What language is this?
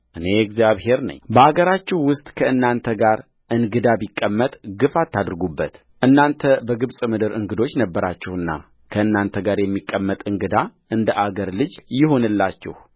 Amharic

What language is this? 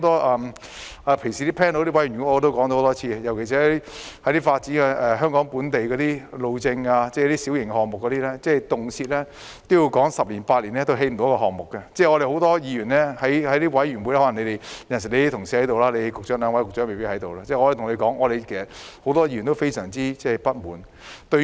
Cantonese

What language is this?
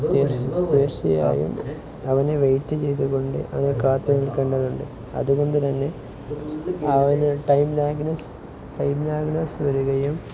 Malayalam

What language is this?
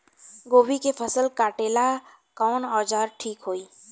Bhojpuri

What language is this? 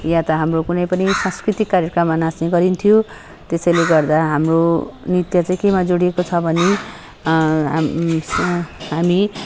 Nepali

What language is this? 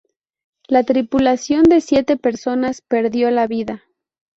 Spanish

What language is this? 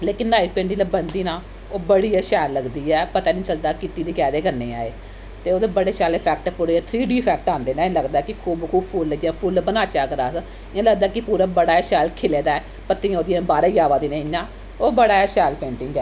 Dogri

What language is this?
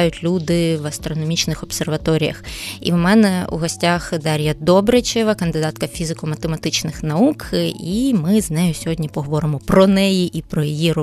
Ukrainian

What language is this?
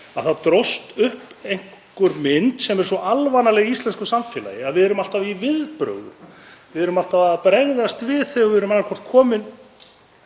Icelandic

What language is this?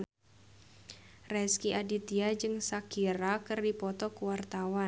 Sundanese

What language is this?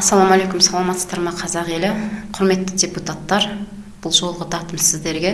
Kazakh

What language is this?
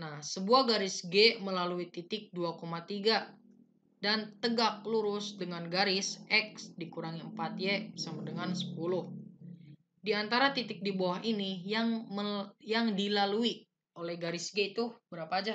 Indonesian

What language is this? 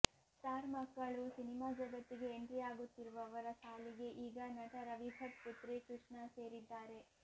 Kannada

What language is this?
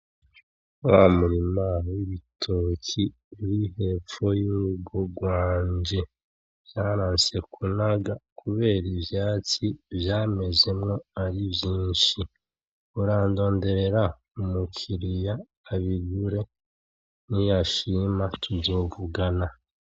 Rundi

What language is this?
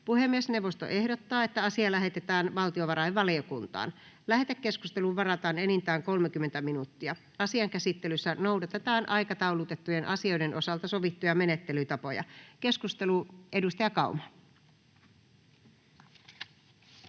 Finnish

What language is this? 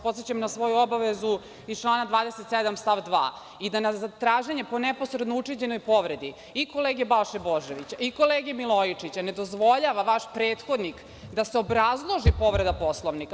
Serbian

